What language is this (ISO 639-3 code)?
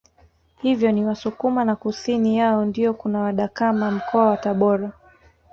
swa